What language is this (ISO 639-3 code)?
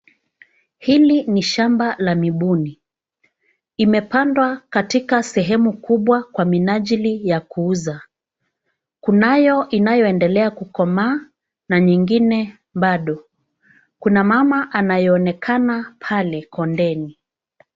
swa